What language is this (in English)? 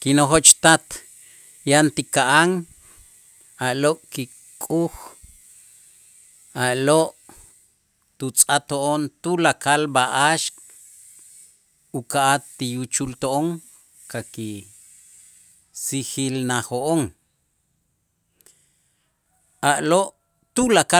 Itzá